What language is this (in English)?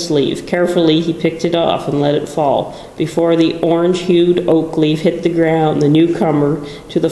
English